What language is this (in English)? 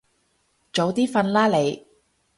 Cantonese